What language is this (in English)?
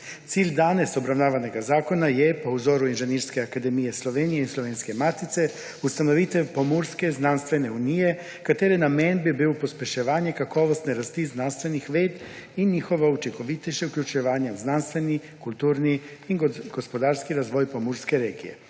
Slovenian